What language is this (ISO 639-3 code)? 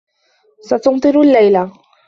ara